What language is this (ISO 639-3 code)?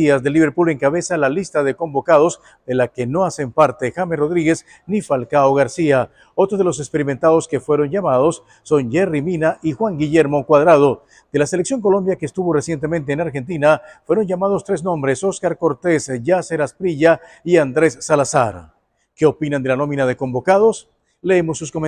spa